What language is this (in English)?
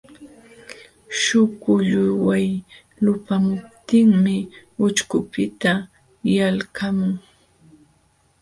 Jauja Wanca Quechua